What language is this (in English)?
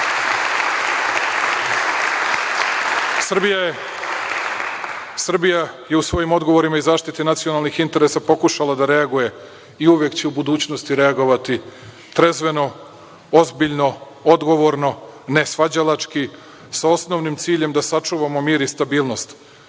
Serbian